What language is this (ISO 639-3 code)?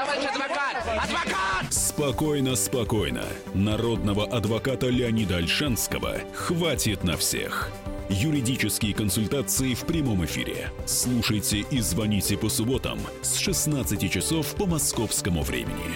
rus